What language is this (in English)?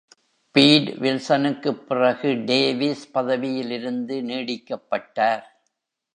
Tamil